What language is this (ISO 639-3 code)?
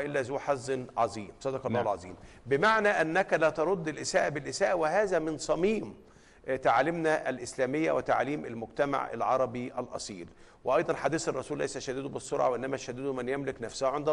ara